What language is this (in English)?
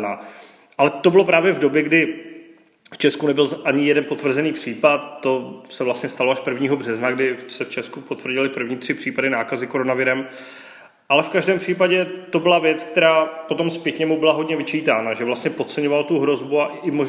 Czech